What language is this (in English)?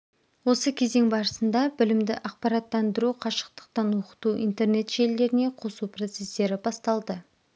Kazakh